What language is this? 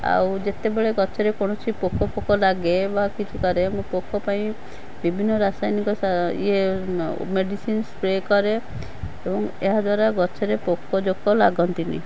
Odia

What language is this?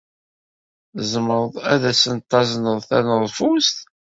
Kabyle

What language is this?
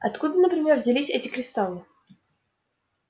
Russian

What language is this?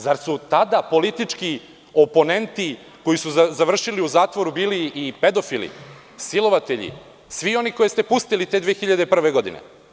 Serbian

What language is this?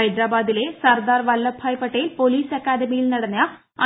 Malayalam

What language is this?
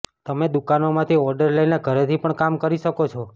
Gujarati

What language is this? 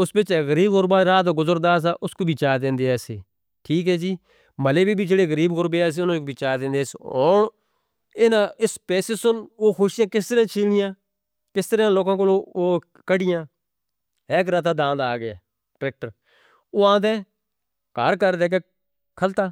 Northern Hindko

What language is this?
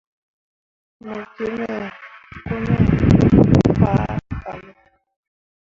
Mundang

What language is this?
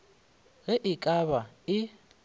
Northern Sotho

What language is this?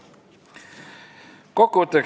Estonian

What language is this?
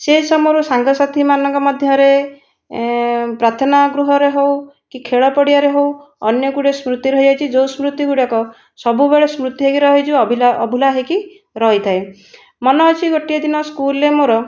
Odia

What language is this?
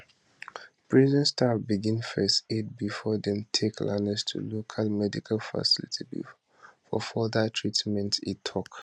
Nigerian Pidgin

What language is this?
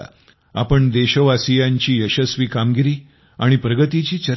Marathi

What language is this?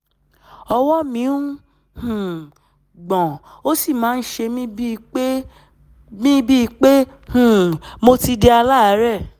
Yoruba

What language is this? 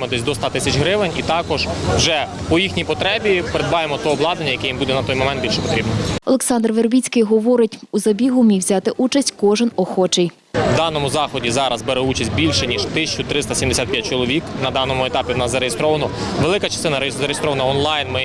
Ukrainian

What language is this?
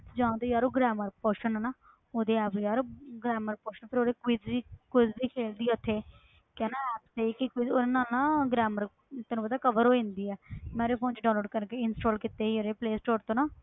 Punjabi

